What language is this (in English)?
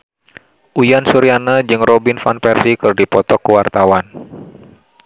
Sundanese